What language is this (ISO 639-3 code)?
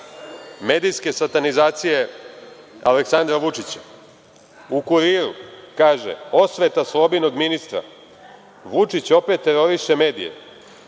srp